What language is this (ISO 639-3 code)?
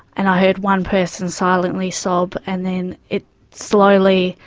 eng